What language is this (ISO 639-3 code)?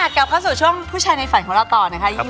tha